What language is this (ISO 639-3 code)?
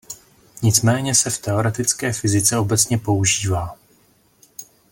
ces